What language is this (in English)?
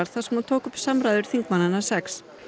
Icelandic